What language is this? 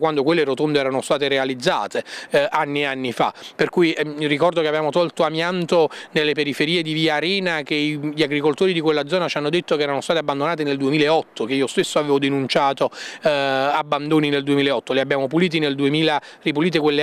Italian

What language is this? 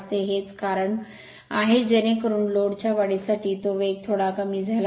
Marathi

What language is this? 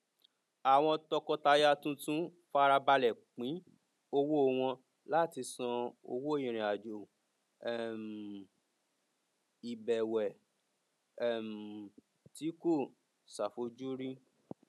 Yoruba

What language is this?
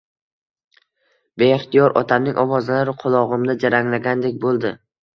Uzbek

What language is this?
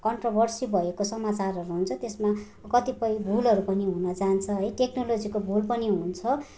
Nepali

